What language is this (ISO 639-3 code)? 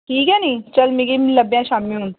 doi